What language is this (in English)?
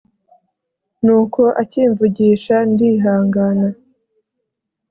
Kinyarwanda